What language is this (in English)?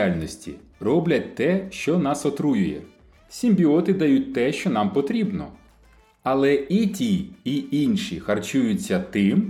Ukrainian